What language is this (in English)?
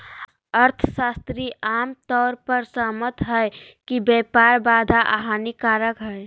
Magahi